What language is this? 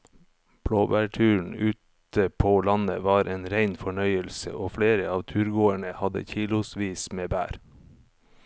Norwegian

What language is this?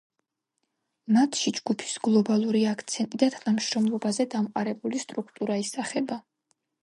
Georgian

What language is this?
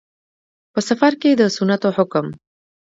Pashto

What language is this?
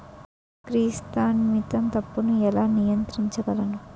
Telugu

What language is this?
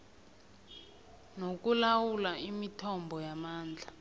South Ndebele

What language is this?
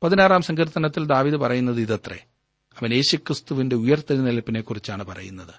Malayalam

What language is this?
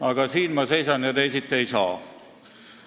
Estonian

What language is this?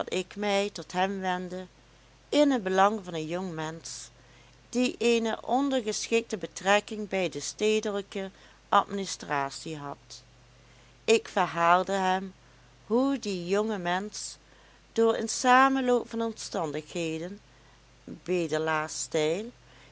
Dutch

